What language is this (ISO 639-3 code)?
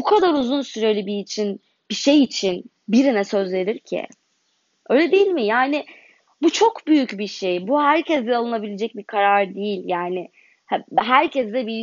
tur